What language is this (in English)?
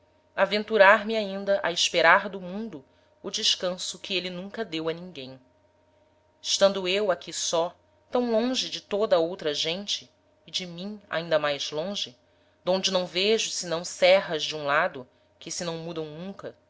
Portuguese